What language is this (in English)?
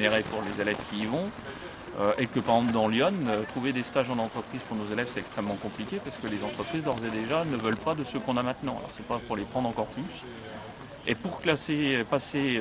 French